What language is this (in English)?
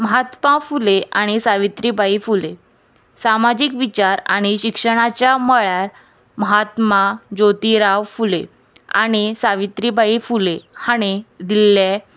Konkani